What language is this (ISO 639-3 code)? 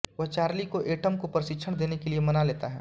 hin